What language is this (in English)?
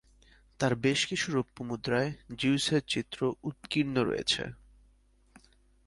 Bangla